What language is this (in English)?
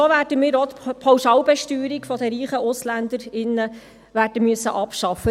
Swiss German